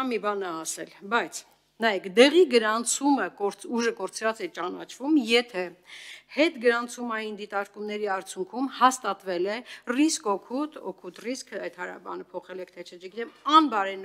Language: Romanian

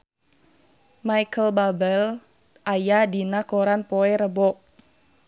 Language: Sundanese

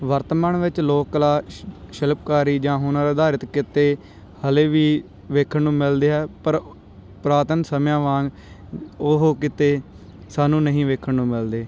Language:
Punjabi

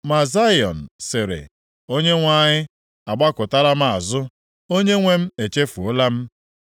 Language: Igbo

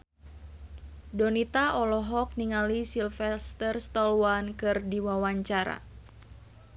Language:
Sundanese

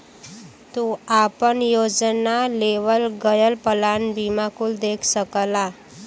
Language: Bhojpuri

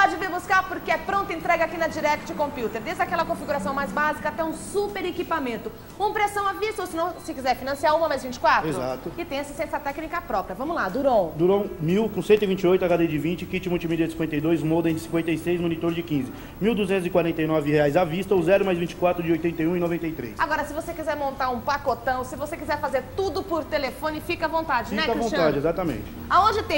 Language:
Portuguese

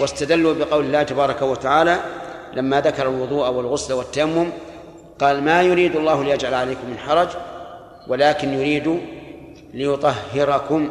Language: Arabic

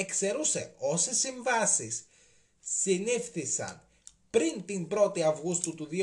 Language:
Greek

